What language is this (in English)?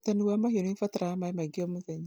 Kikuyu